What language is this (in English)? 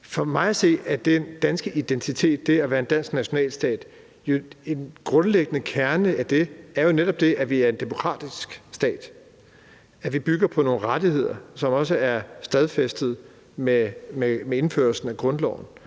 Danish